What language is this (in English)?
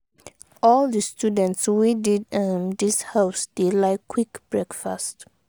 Nigerian Pidgin